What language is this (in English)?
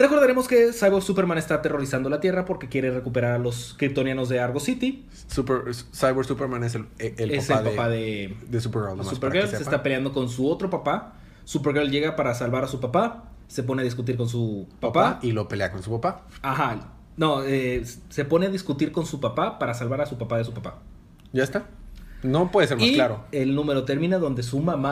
Spanish